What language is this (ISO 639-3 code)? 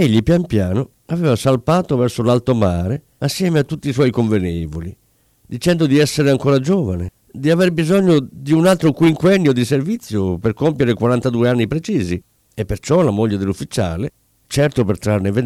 ita